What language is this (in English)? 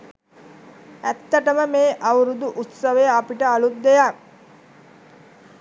Sinhala